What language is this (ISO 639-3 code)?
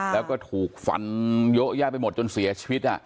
tha